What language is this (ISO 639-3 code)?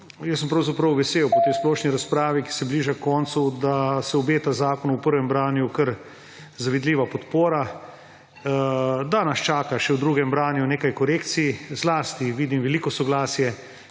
slv